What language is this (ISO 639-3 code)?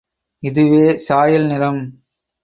tam